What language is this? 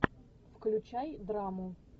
Russian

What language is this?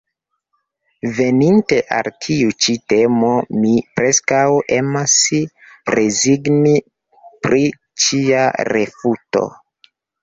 Esperanto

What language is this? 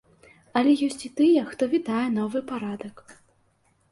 Belarusian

